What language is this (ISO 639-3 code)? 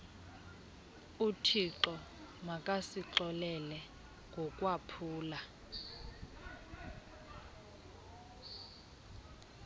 xho